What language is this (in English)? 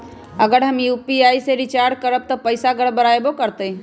Magahi